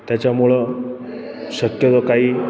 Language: Marathi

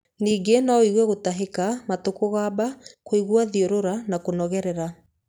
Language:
Kikuyu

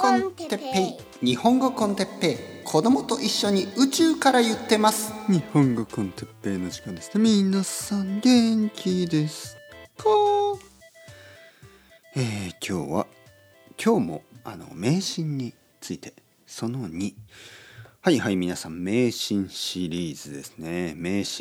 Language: Japanese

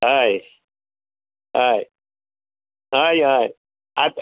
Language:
Konkani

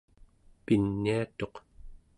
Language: Central Yupik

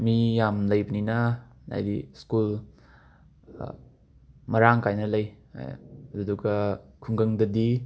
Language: Manipuri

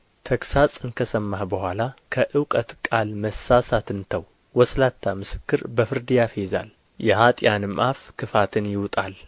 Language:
Amharic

